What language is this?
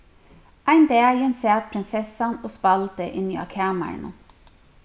Faroese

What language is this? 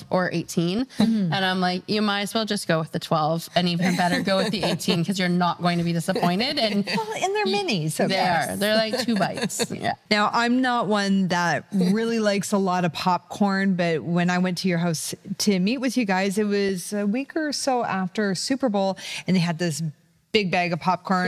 English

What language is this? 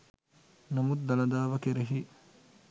Sinhala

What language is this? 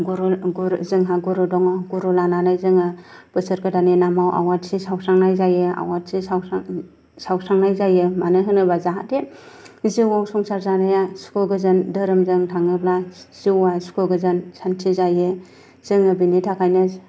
Bodo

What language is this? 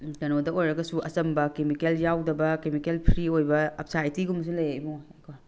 Manipuri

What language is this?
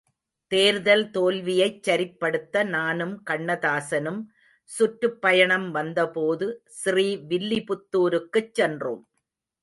Tamil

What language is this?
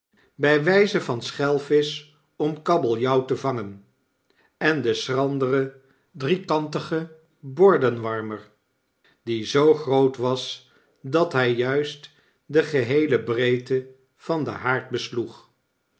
Dutch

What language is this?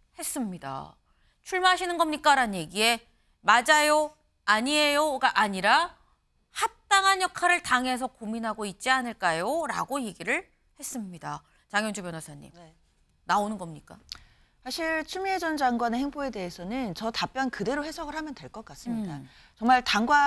Korean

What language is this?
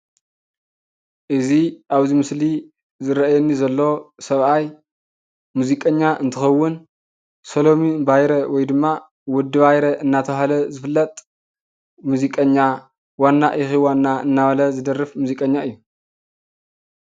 Tigrinya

